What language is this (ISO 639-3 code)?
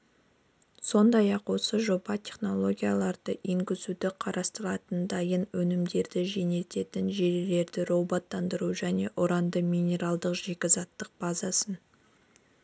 kaz